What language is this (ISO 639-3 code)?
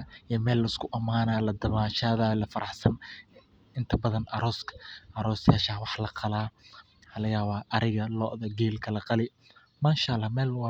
som